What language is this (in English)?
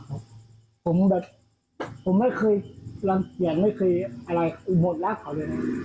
Thai